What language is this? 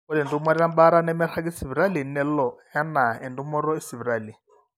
Masai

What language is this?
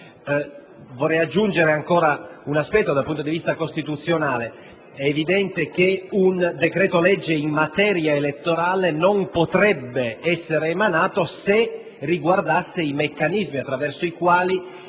Italian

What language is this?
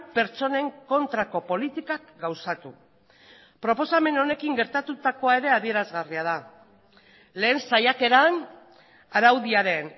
Basque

